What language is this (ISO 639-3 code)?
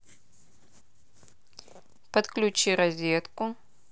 rus